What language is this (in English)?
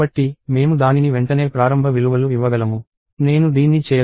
Telugu